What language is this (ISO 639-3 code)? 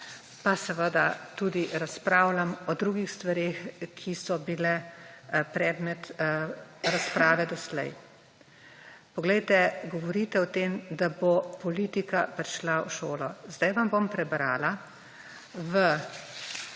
slv